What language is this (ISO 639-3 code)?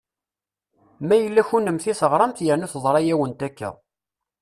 kab